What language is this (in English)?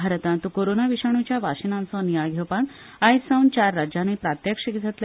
Konkani